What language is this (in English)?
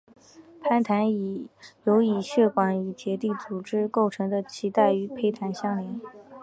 Chinese